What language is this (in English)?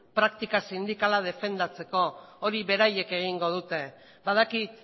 Basque